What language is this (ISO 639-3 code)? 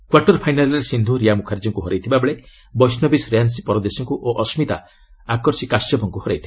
ori